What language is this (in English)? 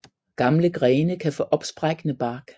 Danish